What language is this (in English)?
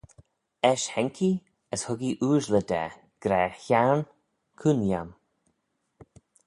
Manx